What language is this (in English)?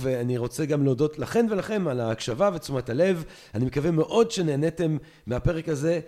Hebrew